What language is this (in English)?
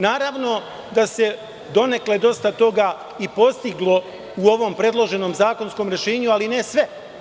Serbian